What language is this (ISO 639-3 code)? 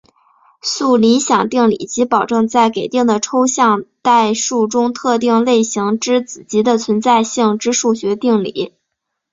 zho